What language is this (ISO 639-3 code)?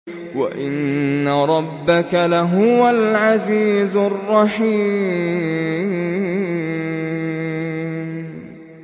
ara